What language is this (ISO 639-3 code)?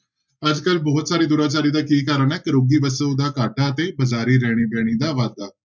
pan